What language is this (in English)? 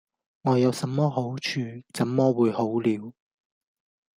Cantonese